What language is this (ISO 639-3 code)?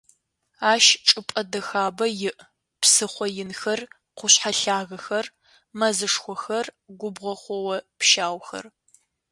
ady